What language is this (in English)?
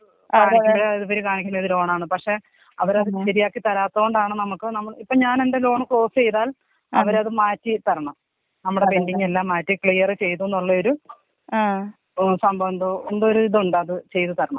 Malayalam